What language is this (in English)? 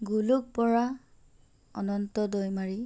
Assamese